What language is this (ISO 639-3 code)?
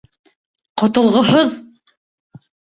bak